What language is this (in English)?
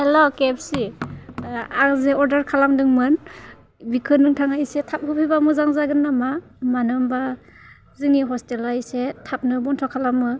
Bodo